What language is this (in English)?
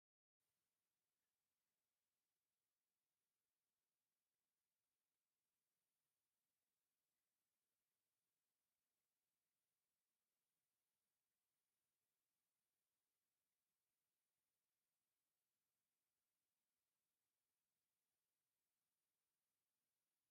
Tigrinya